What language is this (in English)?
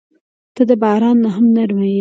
Pashto